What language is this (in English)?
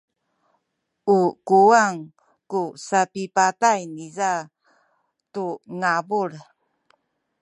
Sakizaya